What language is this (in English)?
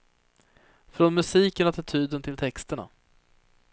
Swedish